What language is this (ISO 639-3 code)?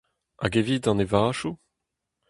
bre